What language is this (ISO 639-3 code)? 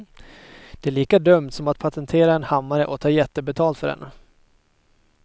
swe